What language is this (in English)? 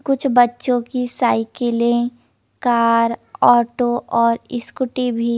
Hindi